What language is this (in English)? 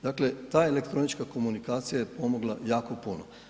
Croatian